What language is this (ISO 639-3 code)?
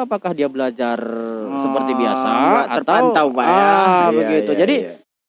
ind